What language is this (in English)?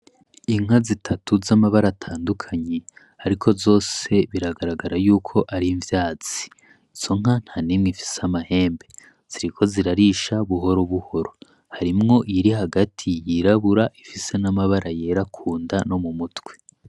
Rundi